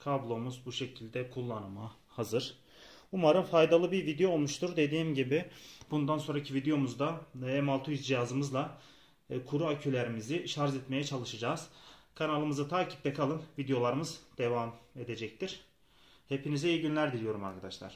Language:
Turkish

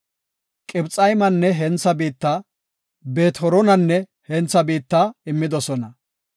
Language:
Gofa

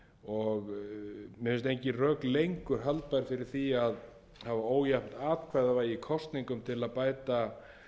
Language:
Icelandic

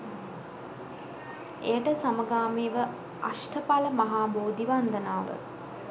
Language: Sinhala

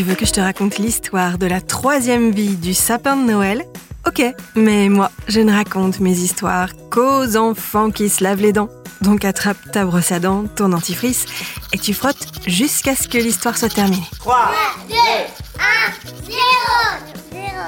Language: French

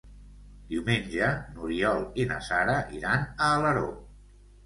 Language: Catalan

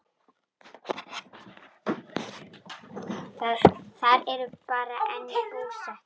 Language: Icelandic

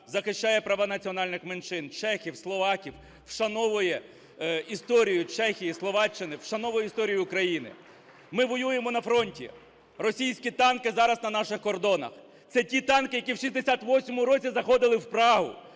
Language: Ukrainian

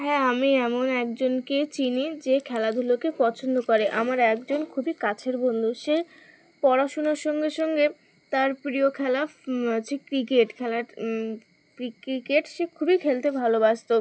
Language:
Bangla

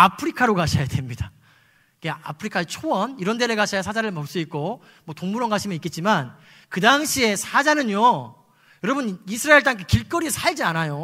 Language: Korean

